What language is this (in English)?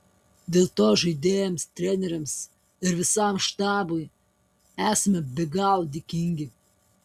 Lithuanian